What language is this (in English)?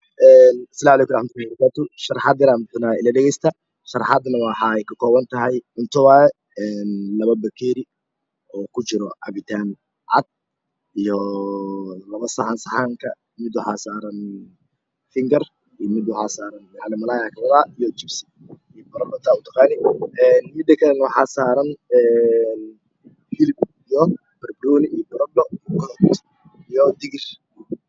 Somali